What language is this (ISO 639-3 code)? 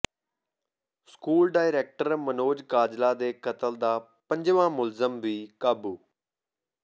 pan